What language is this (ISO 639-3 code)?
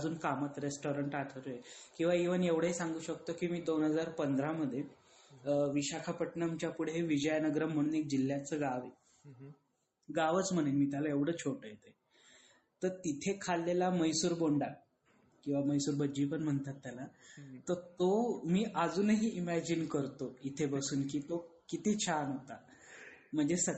mar